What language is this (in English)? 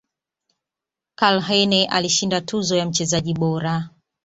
Swahili